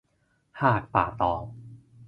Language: Thai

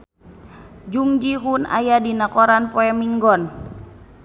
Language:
Sundanese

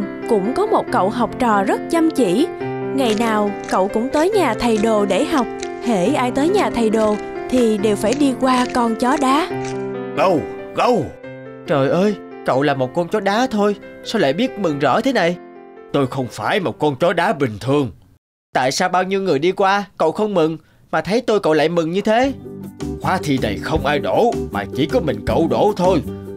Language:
Vietnamese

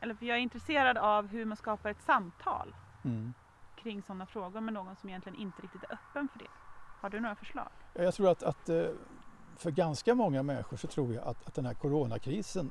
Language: Swedish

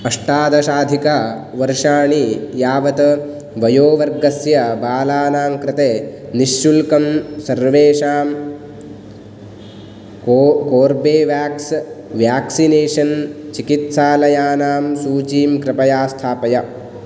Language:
Sanskrit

